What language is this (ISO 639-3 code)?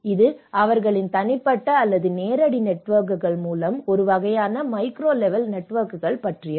tam